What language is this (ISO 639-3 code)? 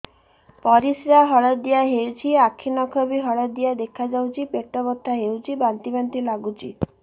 ori